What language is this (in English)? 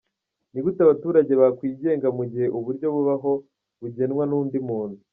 Kinyarwanda